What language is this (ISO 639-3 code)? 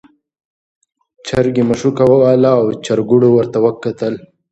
pus